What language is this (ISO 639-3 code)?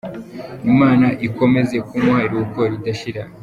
kin